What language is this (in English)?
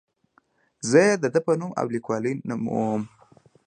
Pashto